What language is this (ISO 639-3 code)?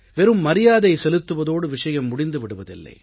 tam